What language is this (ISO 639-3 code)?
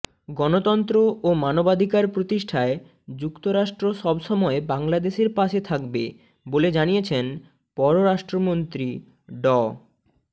ben